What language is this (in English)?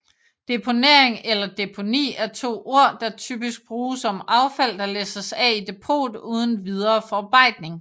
Danish